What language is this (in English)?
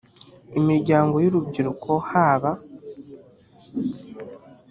Kinyarwanda